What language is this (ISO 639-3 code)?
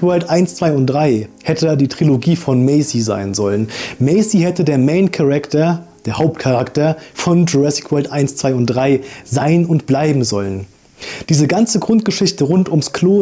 deu